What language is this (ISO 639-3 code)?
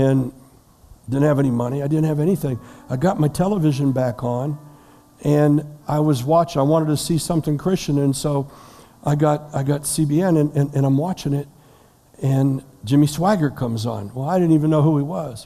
eng